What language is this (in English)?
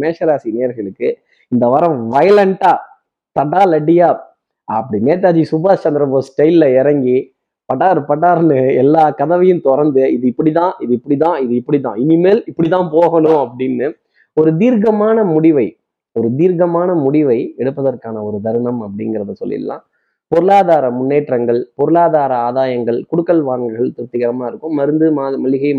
Tamil